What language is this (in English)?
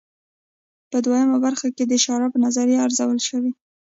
Pashto